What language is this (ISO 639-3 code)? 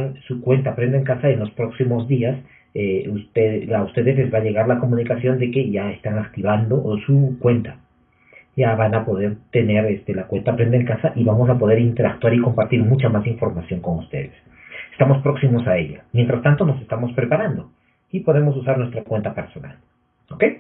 spa